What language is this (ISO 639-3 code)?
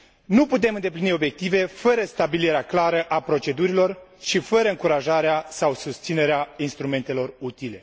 ron